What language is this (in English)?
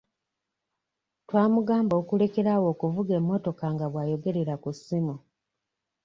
Ganda